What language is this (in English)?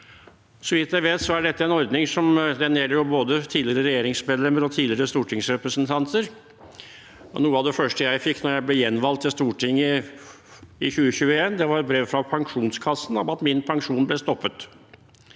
Norwegian